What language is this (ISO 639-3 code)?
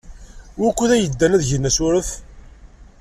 kab